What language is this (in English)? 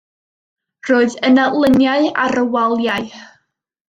Welsh